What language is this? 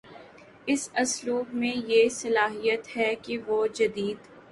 Urdu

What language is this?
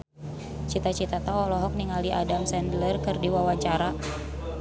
Sundanese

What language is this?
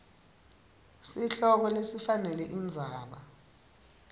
Swati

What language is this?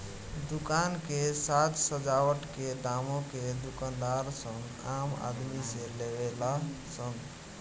Bhojpuri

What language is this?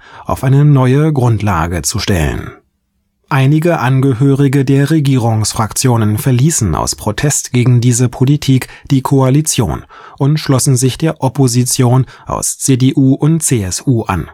German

